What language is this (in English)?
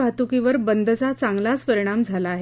Marathi